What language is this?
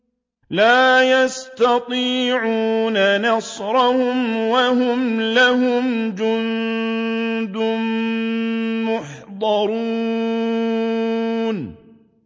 Arabic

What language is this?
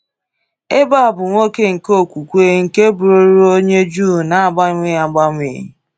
Igbo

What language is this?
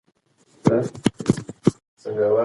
Pashto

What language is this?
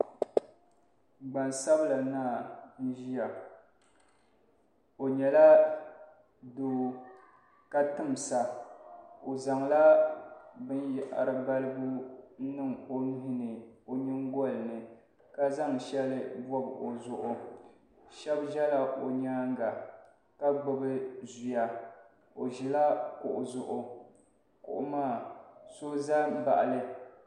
Dagbani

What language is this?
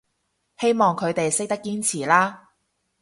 Cantonese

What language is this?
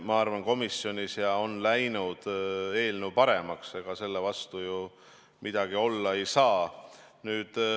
Estonian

